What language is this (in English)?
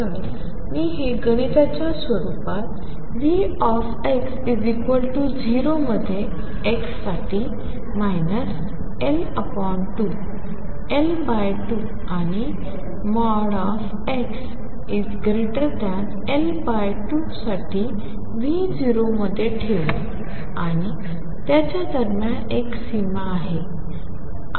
Marathi